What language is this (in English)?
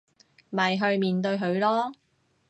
Cantonese